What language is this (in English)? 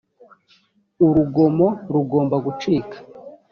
Kinyarwanda